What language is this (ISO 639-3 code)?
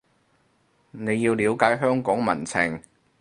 yue